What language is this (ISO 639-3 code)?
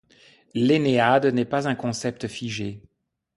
fra